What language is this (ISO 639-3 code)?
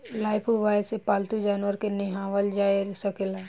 bho